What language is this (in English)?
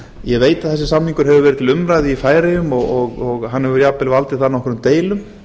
Icelandic